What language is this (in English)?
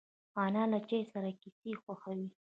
Pashto